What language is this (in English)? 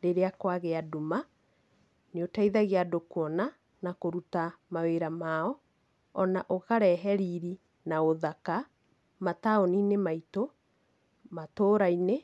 Kikuyu